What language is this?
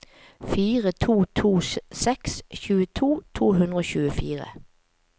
Norwegian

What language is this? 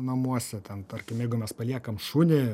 Lithuanian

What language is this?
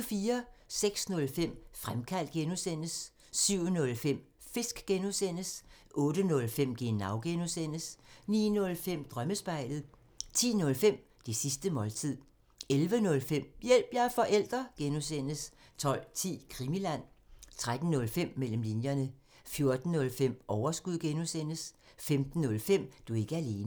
Danish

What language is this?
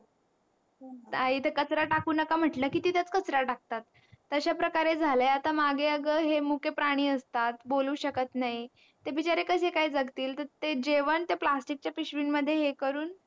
Marathi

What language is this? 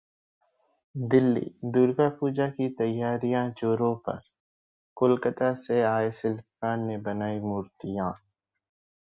Hindi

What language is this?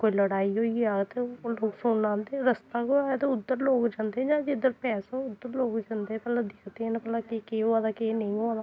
Dogri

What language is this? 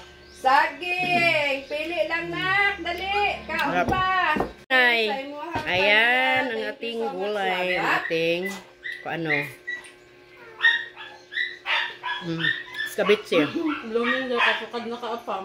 Filipino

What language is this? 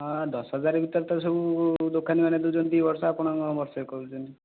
Odia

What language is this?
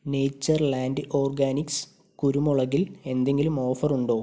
Malayalam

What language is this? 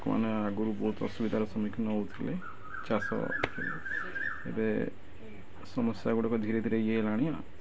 Odia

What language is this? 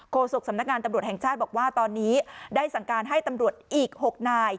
Thai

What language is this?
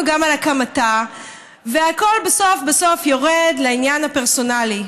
Hebrew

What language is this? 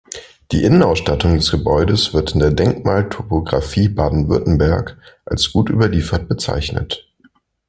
German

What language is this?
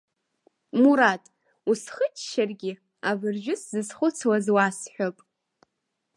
Abkhazian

